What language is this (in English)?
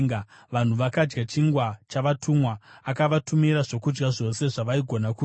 Shona